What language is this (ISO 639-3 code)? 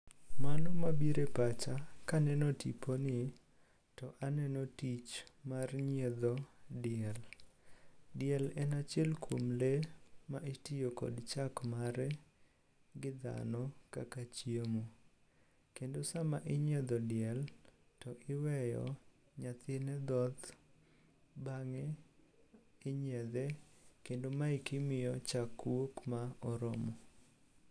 luo